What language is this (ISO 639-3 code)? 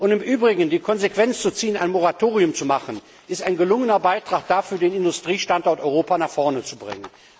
deu